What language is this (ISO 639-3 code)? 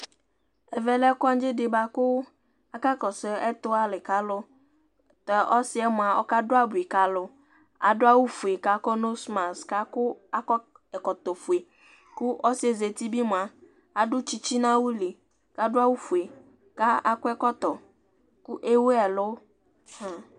kpo